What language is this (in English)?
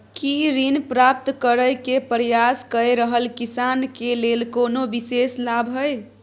Maithili